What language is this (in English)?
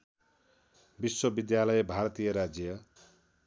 Nepali